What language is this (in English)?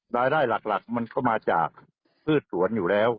Thai